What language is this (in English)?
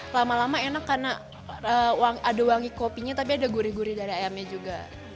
Indonesian